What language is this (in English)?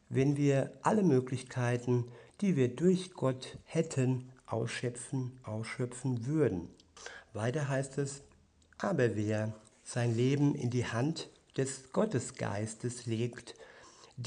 German